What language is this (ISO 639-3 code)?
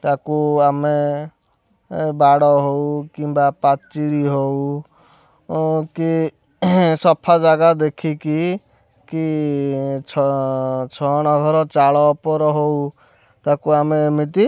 ori